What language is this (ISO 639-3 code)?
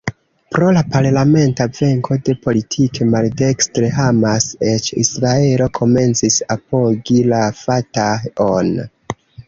epo